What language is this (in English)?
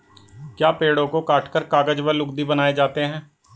Hindi